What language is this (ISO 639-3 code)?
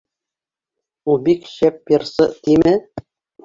bak